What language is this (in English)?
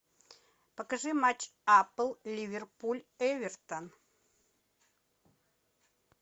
Russian